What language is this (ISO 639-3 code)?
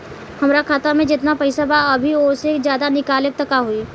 bho